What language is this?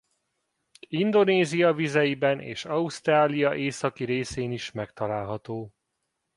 Hungarian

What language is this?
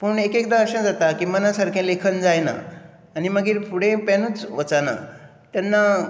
Konkani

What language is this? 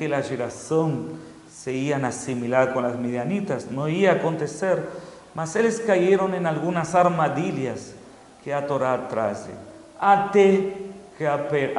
Portuguese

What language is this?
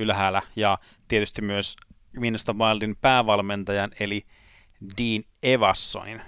Finnish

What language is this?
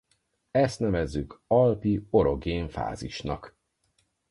Hungarian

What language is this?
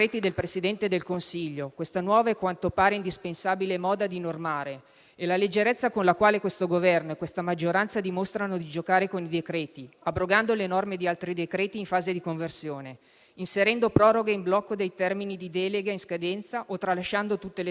Italian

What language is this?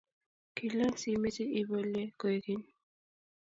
Kalenjin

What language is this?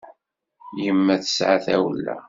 Kabyle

